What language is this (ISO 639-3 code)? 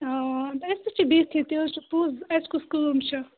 kas